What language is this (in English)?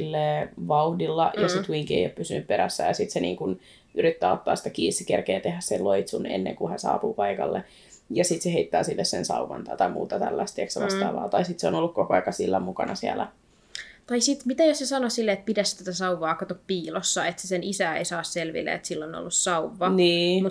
Finnish